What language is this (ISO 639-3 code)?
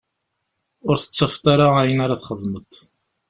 kab